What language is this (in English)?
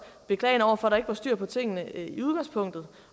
Danish